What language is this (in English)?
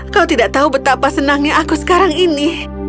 Indonesian